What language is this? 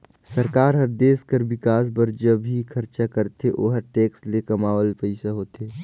Chhattisgarhi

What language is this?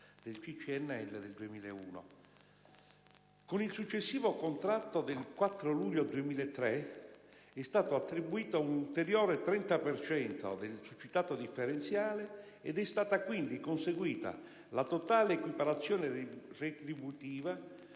Italian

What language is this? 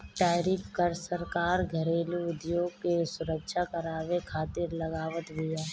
Bhojpuri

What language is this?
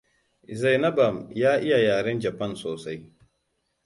Hausa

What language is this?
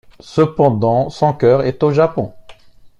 French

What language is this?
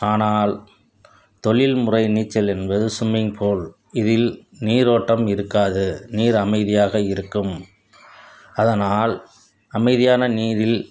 Tamil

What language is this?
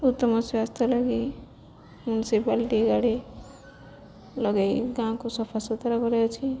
Odia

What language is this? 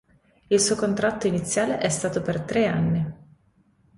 Italian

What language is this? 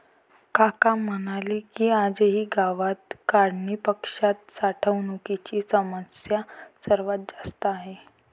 Marathi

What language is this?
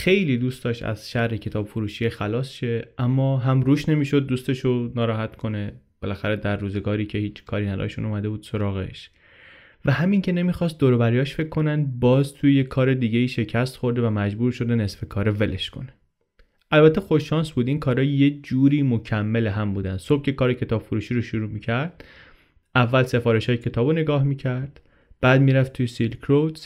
Persian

